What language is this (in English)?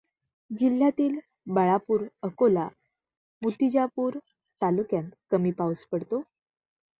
Marathi